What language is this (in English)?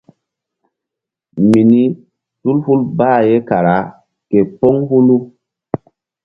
Mbum